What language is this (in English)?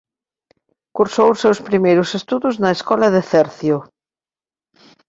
Galician